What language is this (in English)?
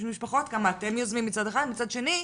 Hebrew